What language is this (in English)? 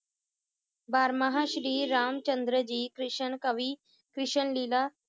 Punjabi